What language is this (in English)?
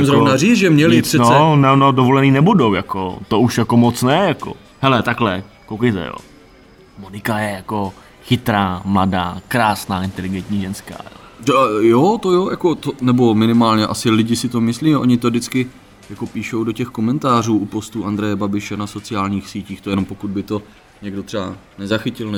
Czech